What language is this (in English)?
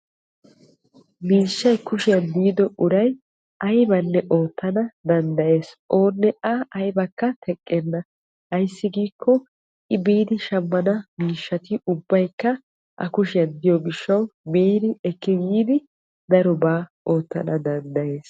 Wolaytta